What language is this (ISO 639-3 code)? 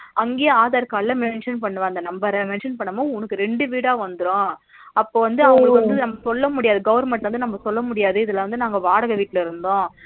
tam